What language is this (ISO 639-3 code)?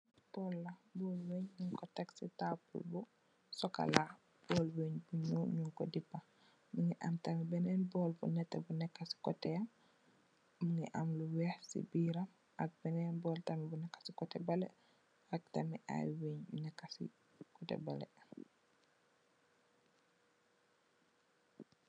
wol